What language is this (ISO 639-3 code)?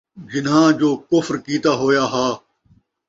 skr